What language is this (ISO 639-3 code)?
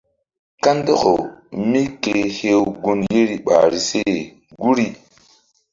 mdd